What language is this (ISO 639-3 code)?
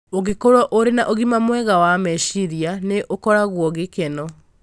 kik